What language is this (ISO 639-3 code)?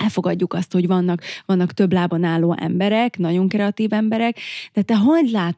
hun